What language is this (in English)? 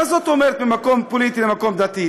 Hebrew